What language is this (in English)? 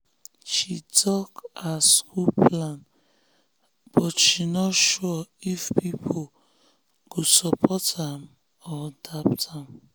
Nigerian Pidgin